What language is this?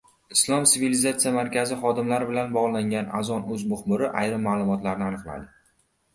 Uzbek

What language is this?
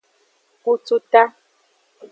Aja (Benin)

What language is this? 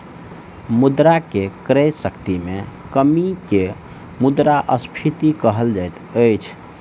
Maithili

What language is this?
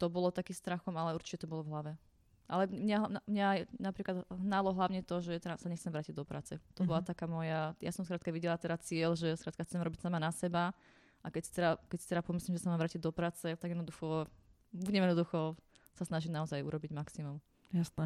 Slovak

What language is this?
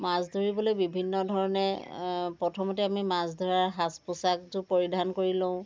Assamese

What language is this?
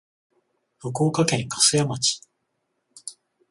Japanese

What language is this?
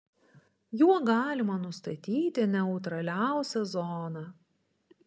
Lithuanian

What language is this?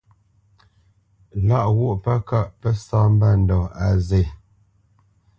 Bamenyam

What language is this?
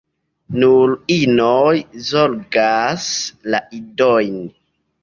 Esperanto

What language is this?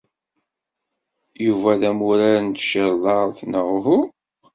Kabyle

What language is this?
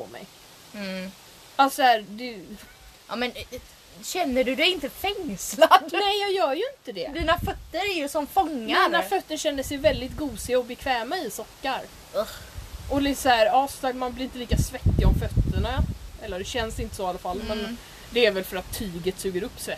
Swedish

